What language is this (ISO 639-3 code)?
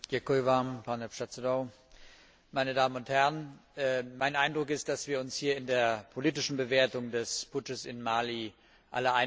deu